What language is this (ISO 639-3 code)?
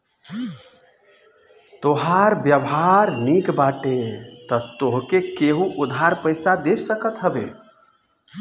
bho